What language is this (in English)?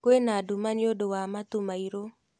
Kikuyu